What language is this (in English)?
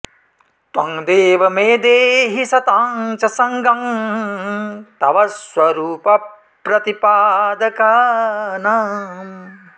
Sanskrit